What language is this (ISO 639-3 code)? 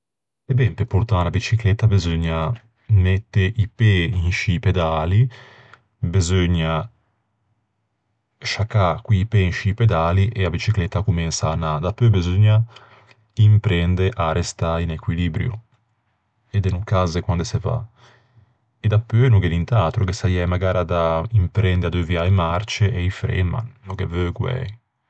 lij